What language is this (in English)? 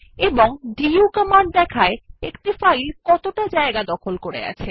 Bangla